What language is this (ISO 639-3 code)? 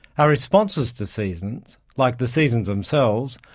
eng